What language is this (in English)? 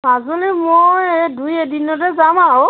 Assamese